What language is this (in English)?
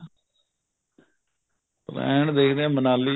Punjabi